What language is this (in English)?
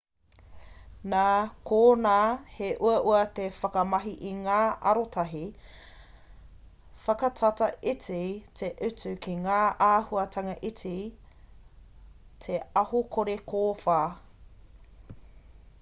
Māori